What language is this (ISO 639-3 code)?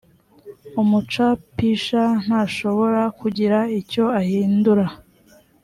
kin